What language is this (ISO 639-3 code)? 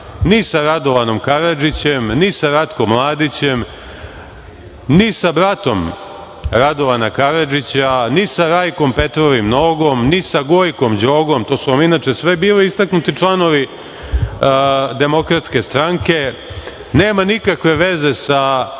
srp